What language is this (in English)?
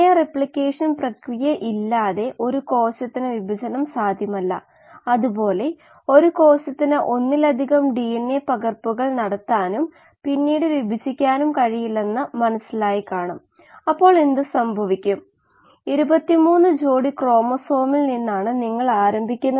Malayalam